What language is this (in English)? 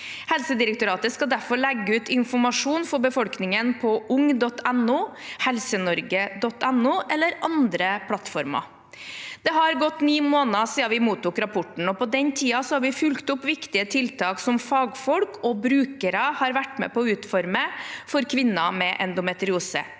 Norwegian